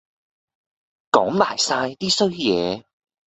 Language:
Cantonese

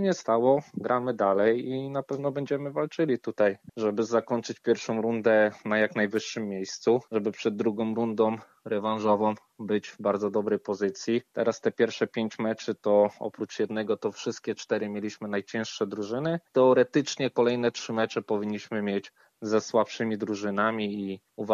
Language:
Polish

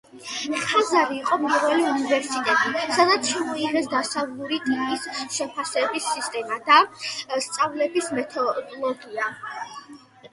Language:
Georgian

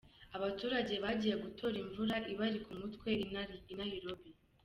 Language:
Kinyarwanda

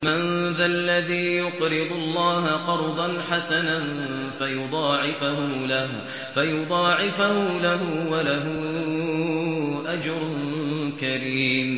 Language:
Arabic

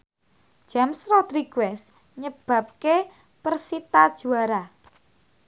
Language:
Javanese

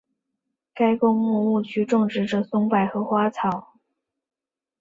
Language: Chinese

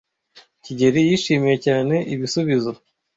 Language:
Kinyarwanda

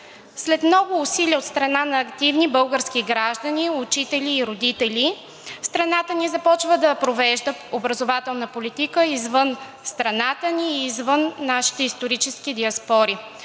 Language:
Bulgarian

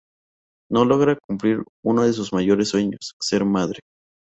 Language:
Spanish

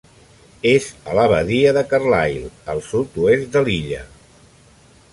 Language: Catalan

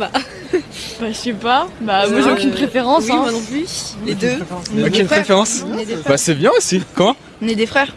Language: French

